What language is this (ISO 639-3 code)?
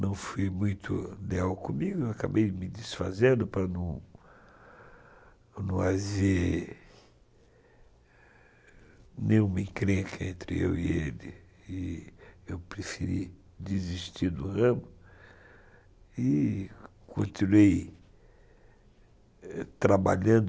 por